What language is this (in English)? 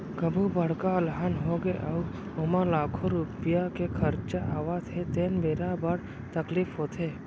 Chhattisgarhi